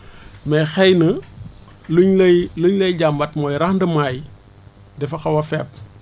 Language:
Wolof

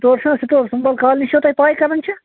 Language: Kashmiri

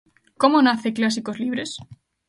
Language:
Galician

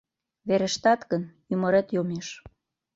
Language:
Mari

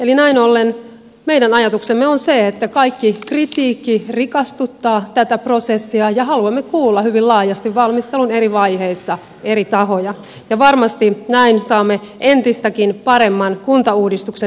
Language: Finnish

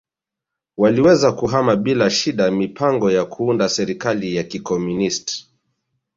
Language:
Swahili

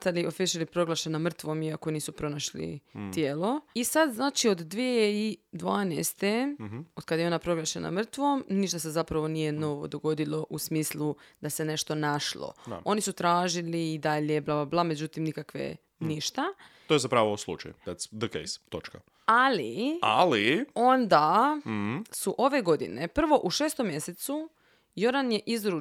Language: Croatian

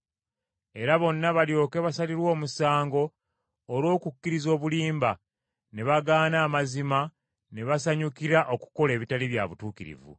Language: Ganda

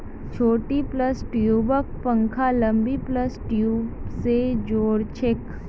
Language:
Magahi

